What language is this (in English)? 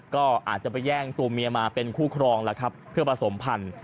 Thai